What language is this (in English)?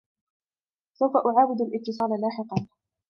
Arabic